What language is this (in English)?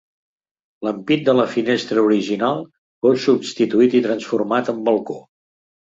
Catalan